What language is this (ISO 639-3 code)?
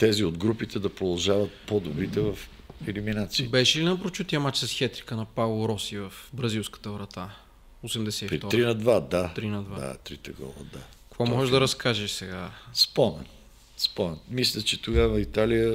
bul